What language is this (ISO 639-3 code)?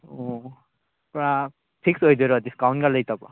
mni